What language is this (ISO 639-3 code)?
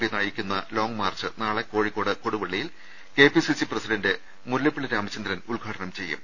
mal